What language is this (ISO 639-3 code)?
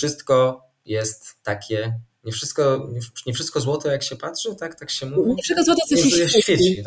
pol